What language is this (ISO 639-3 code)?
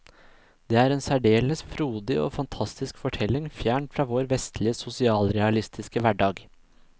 nor